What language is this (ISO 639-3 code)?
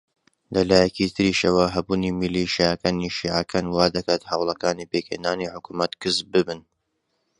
ckb